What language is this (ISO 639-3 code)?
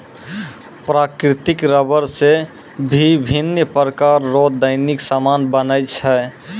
mai